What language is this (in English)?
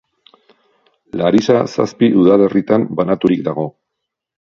Basque